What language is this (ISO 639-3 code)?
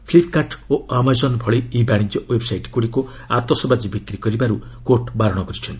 ori